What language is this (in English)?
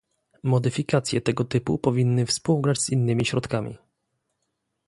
Polish